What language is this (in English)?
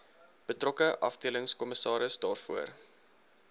Afrikaans